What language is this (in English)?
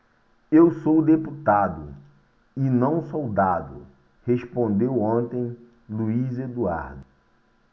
Portuguese